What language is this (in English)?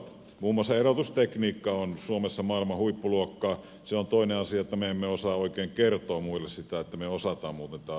Finnish